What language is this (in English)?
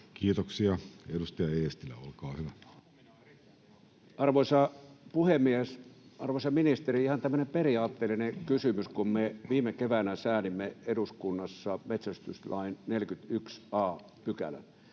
Finnish